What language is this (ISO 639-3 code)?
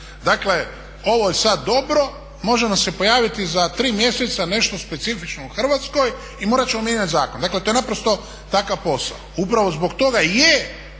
hrv